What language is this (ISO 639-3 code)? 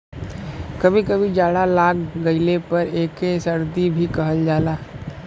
bho